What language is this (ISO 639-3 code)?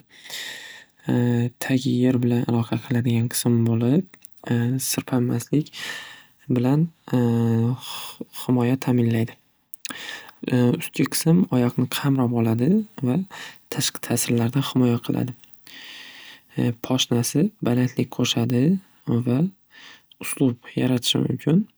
uzb